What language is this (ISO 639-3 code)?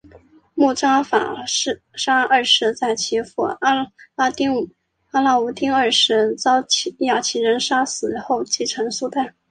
zho